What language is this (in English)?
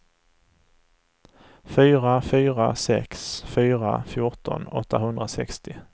Swedish